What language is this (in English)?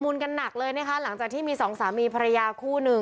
Thai